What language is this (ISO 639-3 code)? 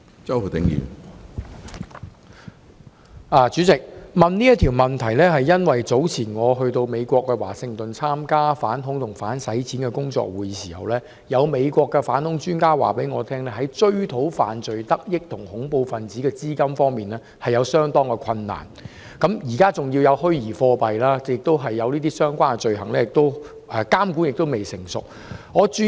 yue